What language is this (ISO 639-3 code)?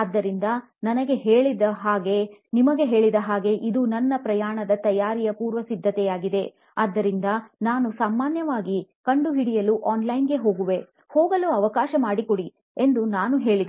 kan